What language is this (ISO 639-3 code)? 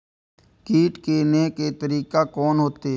mai